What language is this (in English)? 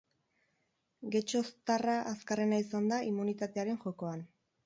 Basque